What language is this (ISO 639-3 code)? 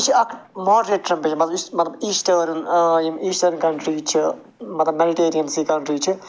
kas